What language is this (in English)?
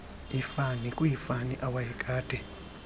Xhosa